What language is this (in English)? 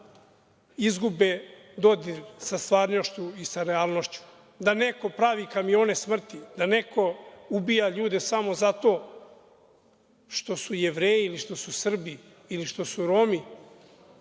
Serbian